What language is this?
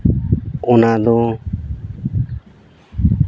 Santali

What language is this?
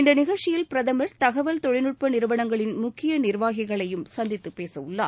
Tamil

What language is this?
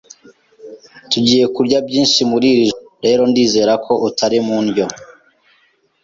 Kinyarwanda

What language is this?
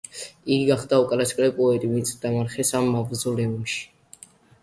Georgian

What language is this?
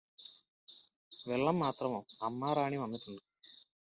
Malayalam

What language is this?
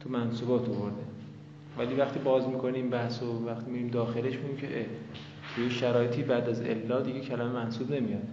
Persian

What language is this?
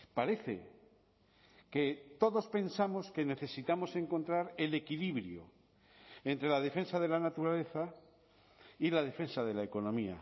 Spanish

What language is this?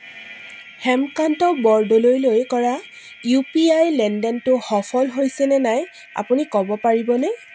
Assamese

